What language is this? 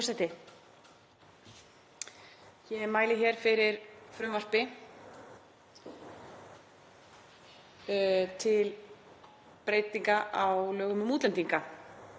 Icelandic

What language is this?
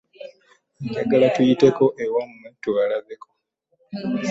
Ganda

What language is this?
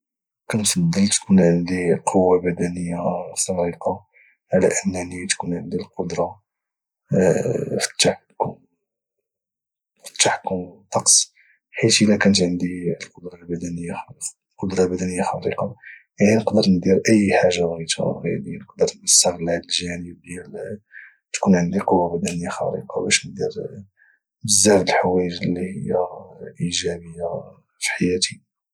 Moroccan Arabic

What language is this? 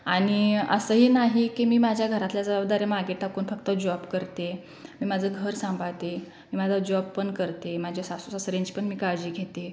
Marathi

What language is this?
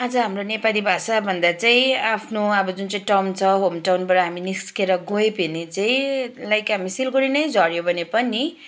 Nepali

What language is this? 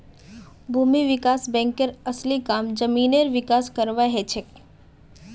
Magahi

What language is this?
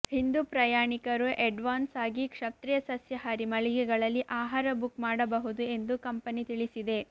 Kannada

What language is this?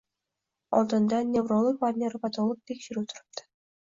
Uzbek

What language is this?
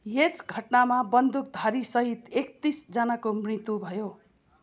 Nepali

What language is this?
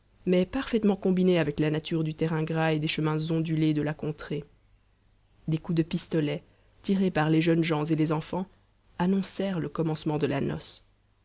French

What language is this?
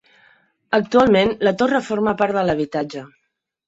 Catalan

